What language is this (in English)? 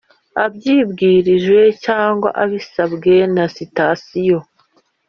Kinyarwanda